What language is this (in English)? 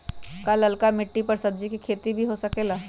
Magahi